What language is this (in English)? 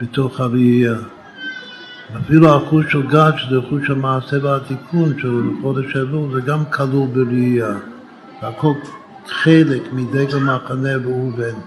Hebrew